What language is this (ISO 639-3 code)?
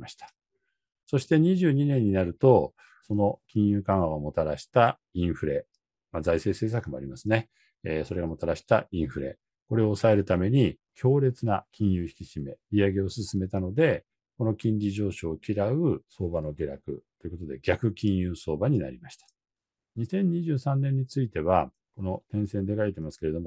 jpn